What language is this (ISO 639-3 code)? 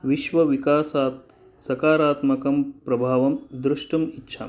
san